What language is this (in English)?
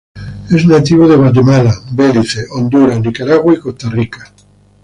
Spanish